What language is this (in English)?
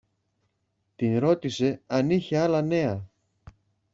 Greek